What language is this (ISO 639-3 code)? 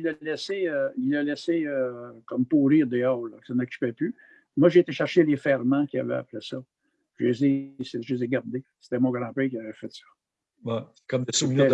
fra